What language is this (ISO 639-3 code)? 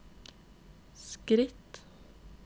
nor